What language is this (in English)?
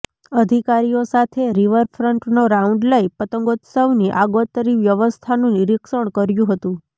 Gujarati